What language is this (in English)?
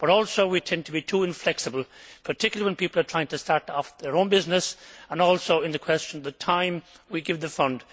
English